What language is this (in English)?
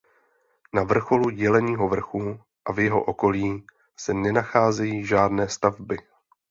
Czech